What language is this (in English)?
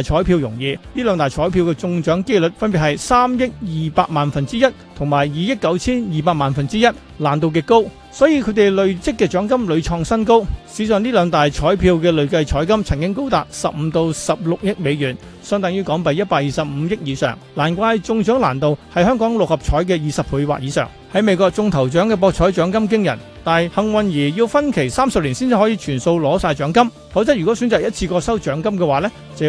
Chinese